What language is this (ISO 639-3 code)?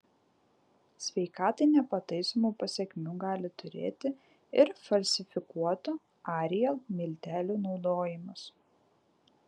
lit